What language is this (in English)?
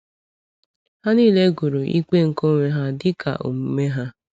Igbo